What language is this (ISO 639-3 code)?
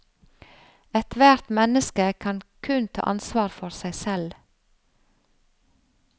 nor